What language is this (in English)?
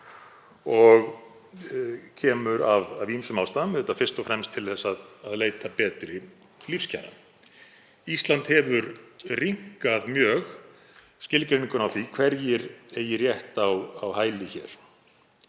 Icelandic